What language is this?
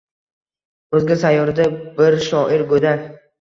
Uzbek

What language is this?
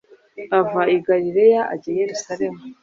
Kinyarwanda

